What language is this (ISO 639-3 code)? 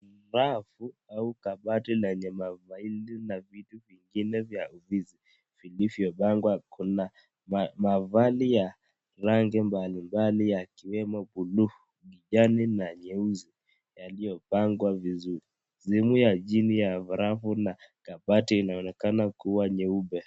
swa